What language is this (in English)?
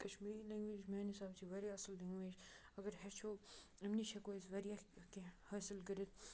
Kashmiri